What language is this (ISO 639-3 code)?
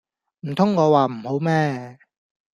yue